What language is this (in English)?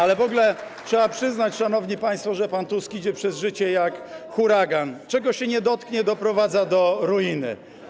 Polish